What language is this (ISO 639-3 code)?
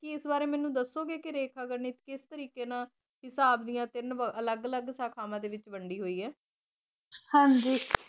pan